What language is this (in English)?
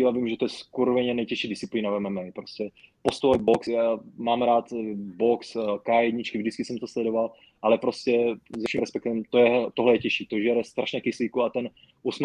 Czech